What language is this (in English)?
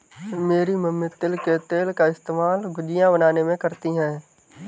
Hindi